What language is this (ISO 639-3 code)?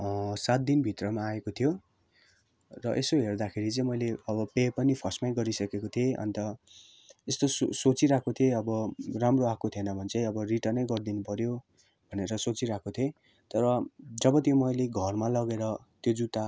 nep